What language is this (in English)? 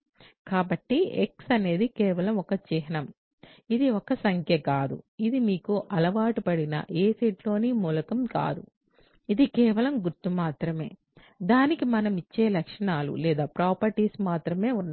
Telugu